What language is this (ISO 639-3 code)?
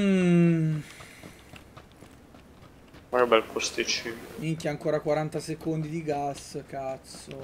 ita